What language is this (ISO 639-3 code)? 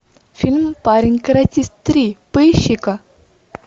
rus